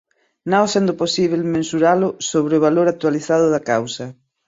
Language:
Portuguese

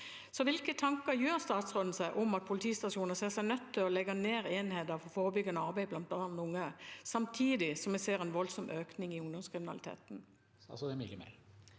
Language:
Norwegian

